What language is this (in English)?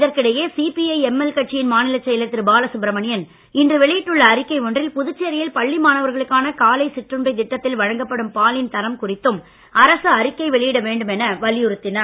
Tamil